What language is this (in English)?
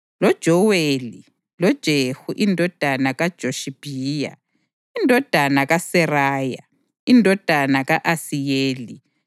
North Ndebele